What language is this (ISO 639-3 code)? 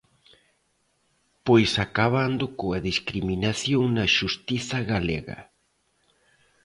glg